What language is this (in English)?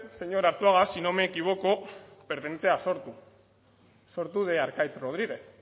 Spanish